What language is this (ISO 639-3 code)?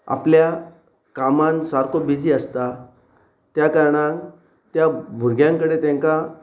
kok